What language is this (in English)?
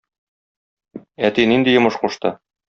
Tatar